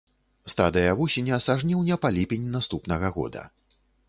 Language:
Belarusian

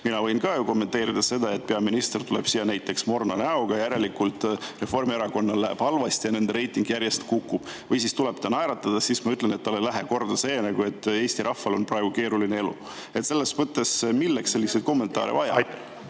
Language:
Estonian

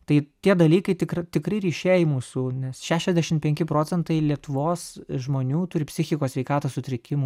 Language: Lithuanian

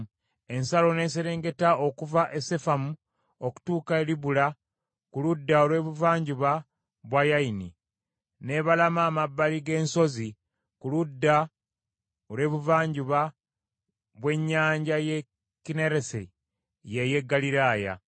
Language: Ganda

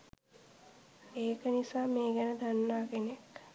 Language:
Sinhala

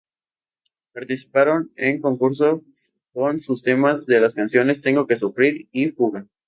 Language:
Spanish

